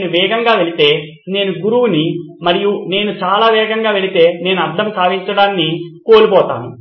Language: Telugu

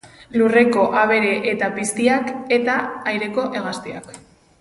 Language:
Basque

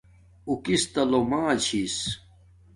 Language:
Domaaki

